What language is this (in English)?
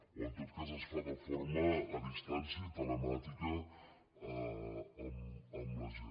Catalan